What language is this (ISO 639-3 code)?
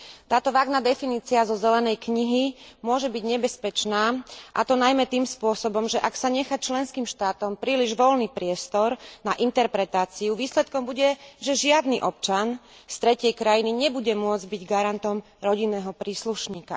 slk